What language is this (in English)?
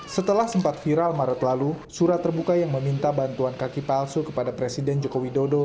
Indonesian